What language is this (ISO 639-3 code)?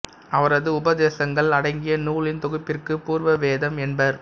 tam